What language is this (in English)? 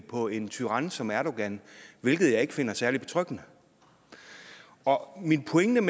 Danish